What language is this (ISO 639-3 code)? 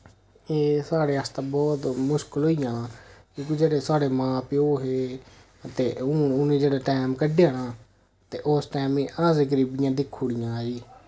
doi